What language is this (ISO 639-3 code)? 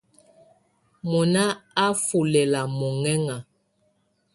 tvu